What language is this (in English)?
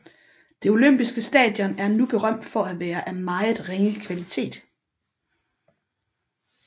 Danish